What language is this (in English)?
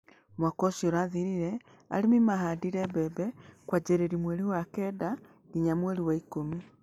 Kikuyu